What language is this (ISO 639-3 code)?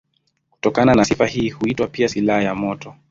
swa